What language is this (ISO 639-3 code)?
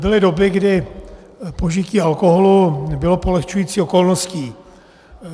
ces